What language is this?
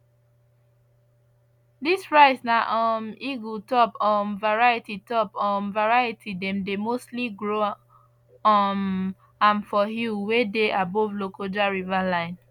Nigerian Pidgin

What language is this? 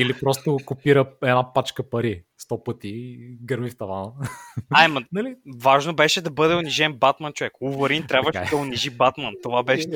Bulgarian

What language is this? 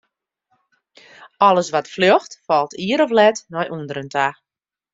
Western Frisian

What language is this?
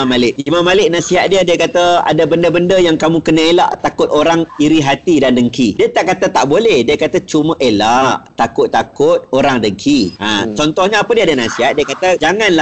Malay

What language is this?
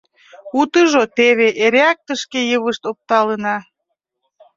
Mari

